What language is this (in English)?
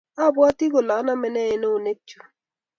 Kalenjin